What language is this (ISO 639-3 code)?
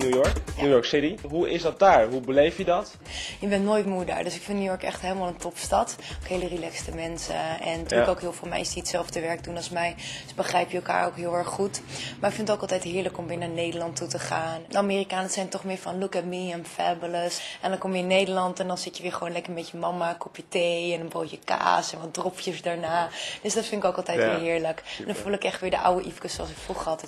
nld